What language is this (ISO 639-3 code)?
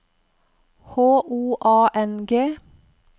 nor